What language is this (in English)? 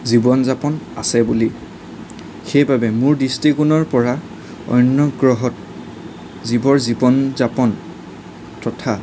Assamese